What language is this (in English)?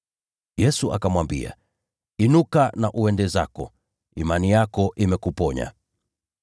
Swahili